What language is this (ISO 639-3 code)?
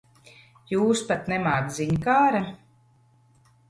lav